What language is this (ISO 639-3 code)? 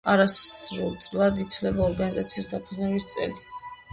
kat